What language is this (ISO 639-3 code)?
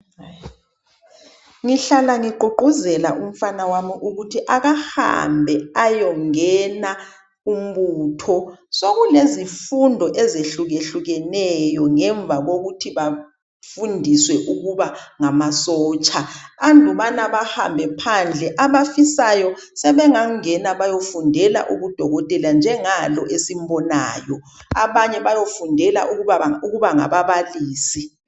nde